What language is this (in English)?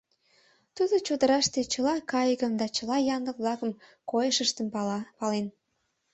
Mari